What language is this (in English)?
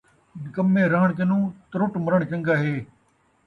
Saraiki